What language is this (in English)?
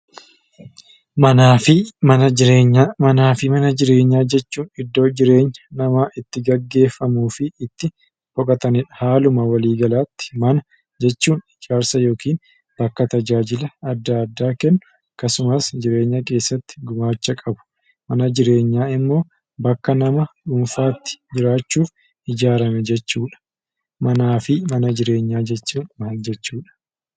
Oromo